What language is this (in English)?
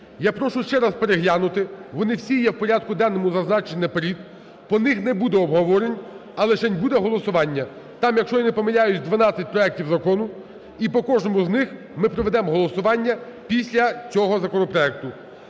Ukrainian